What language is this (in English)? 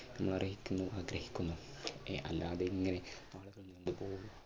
Malayalam